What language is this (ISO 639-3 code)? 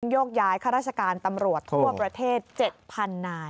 tha